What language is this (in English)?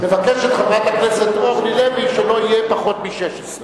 Hebrew